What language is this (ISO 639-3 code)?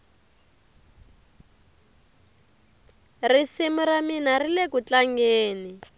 tso